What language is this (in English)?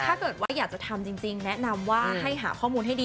Thai